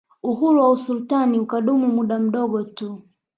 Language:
Swahili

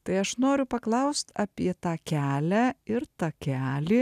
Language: Lithuanian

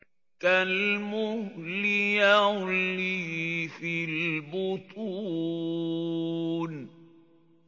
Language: Arabic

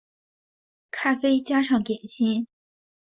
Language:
Chinese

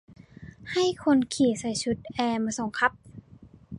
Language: Thai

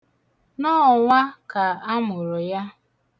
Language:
Igbo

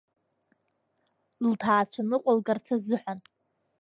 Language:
Abkhazian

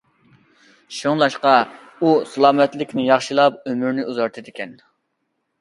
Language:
Uyghur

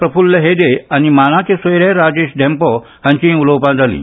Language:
Konkani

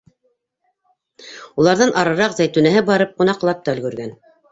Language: Bashkir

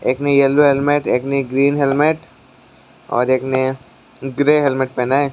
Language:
Hindi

